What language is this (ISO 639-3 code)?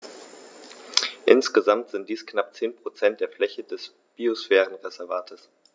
deu